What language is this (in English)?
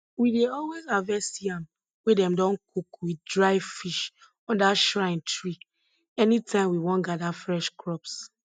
Nigerian Pidgin